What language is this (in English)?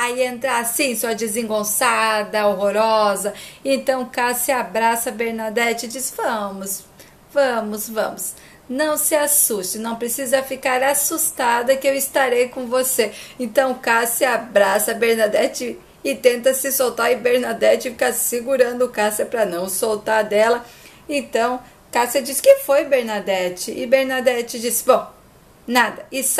Portuguese